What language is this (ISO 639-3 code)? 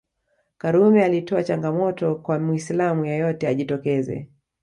swa